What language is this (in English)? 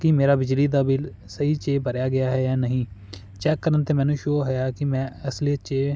Punjabi